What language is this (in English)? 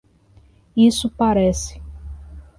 Portuguese